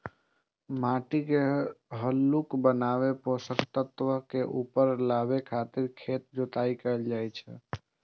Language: Maithili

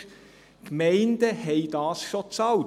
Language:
Swiss German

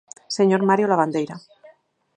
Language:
Galician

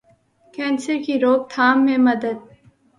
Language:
Urdu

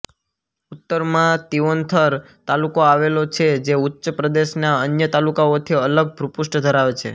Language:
Gujarati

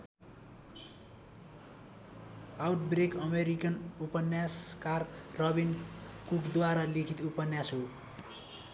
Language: Nepali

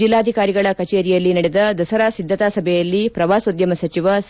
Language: Kannada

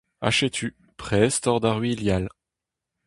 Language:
Breton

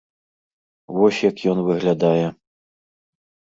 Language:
Belarusian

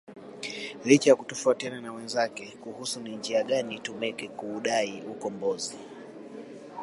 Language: Swahili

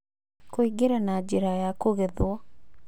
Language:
Kikuyu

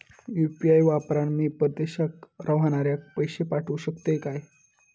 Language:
Marathi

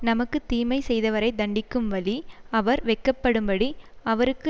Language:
Tamil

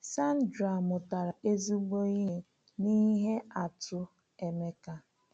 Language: Igbo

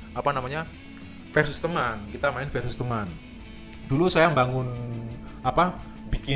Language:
Indonesian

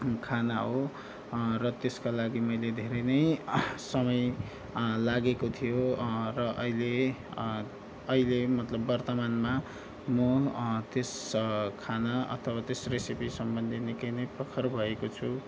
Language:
Nepali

